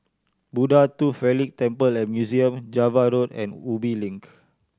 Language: English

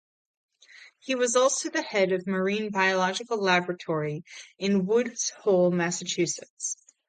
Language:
English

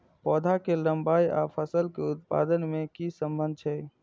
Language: Maithili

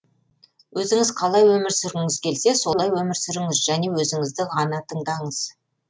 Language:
Kazakh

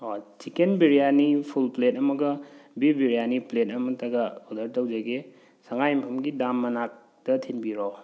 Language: Manipuri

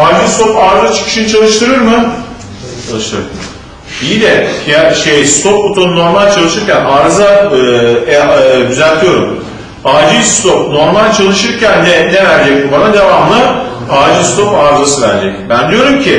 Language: Turkish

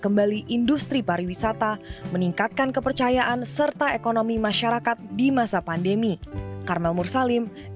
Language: Indonesian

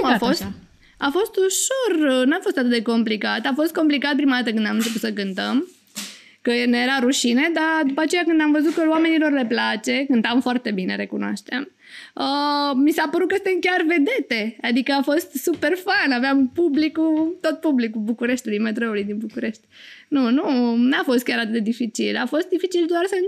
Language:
Romanian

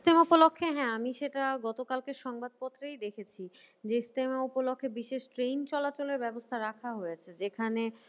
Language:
Bangla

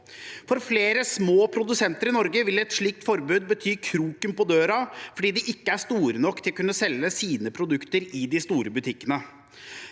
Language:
Norwegian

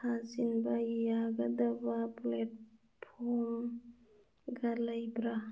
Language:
Manipuri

